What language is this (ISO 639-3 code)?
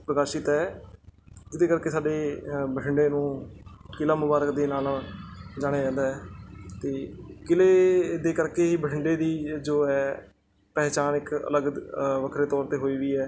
pan